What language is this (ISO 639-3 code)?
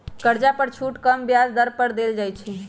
mag